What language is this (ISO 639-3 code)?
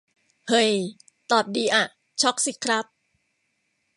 tha